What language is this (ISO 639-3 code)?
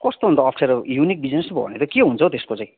nep